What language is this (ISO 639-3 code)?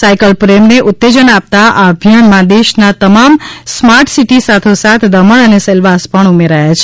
guj